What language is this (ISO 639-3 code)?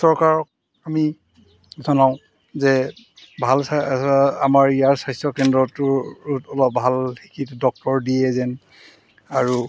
asm